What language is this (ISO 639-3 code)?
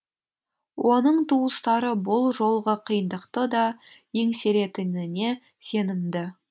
kaz